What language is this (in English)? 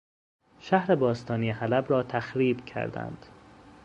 Persian